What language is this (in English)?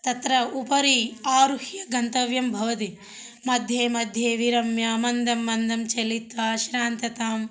Sanskrit